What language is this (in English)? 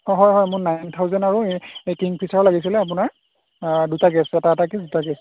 Assamese